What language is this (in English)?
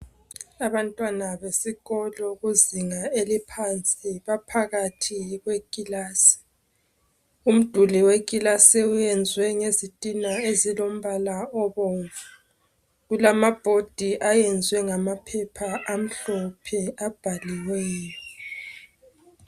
North Ndebele